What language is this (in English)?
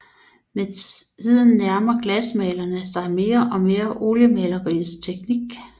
Danish